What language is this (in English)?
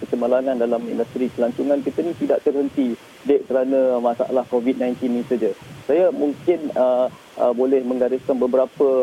Malay